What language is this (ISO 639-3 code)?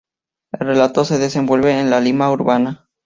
spa